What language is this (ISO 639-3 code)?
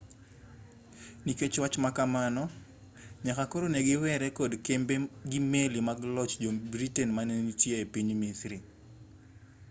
luo